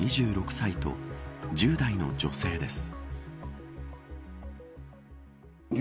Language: Japanese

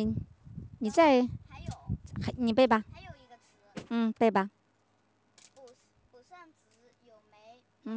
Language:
Chinese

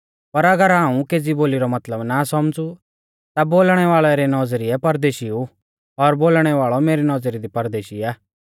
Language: Mahasu Pahari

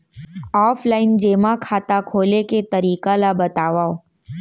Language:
Chhattisgarhi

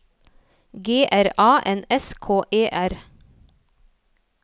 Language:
Norwegian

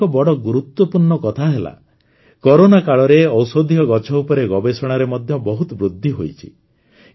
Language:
Odia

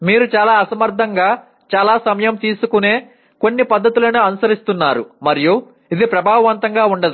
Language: Telugu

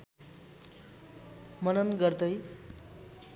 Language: Nepali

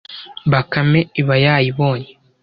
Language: Kinyarwanda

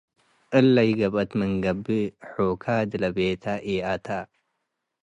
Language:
Tigre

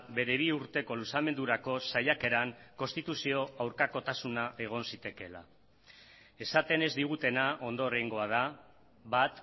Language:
Basque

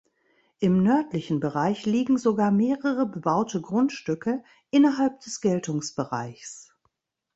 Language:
German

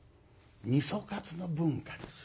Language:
Japanese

